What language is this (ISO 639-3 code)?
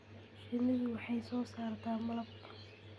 som